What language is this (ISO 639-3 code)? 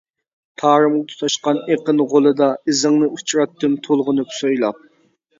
uig